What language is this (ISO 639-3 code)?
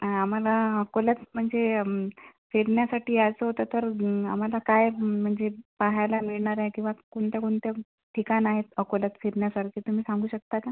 mar